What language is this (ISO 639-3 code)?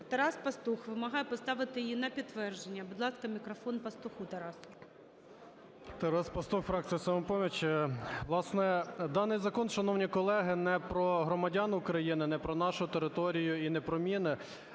ukr